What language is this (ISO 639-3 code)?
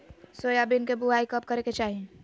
mag